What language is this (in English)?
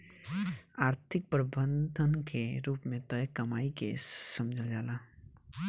Bhojpuri